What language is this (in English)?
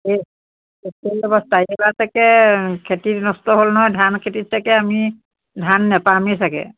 Assamese